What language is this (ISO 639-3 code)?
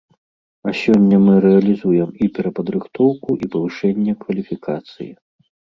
bel